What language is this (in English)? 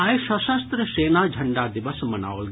Maithili